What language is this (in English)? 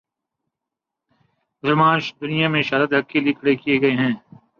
Urdu